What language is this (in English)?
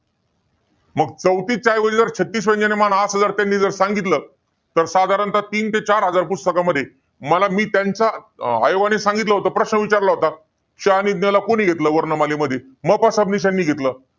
Marathi